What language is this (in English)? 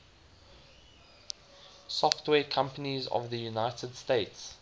English